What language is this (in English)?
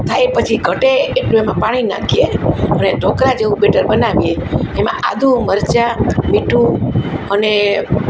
Gujarati